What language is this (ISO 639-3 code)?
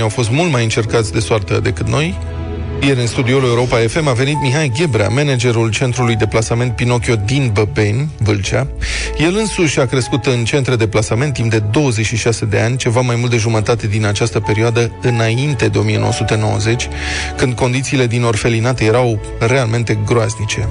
ron